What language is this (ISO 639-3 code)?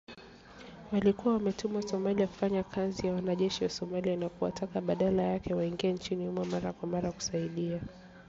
swa